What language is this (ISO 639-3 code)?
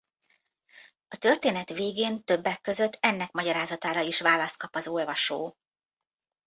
hun